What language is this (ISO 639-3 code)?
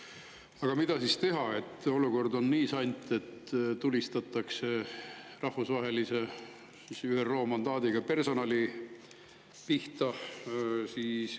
est